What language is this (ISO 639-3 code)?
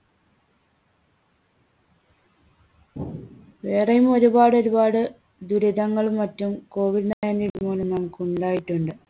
mal